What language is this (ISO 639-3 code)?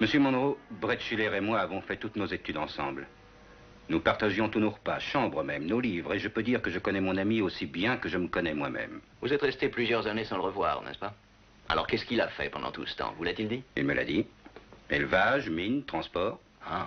fra